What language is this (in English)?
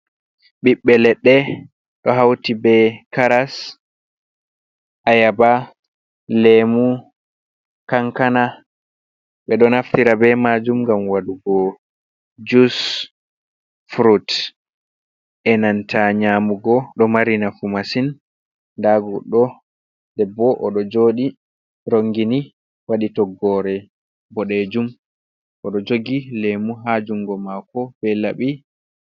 Fula